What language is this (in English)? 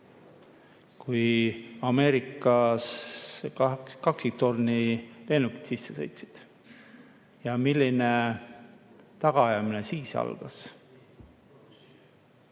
Estonian